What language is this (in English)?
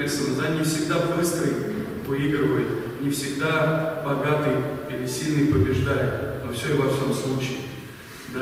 Russian